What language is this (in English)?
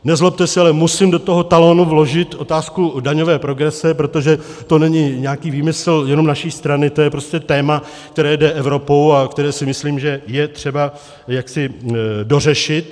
Czech